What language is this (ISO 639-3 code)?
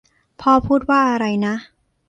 tha